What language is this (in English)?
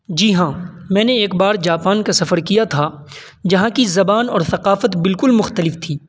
Urdu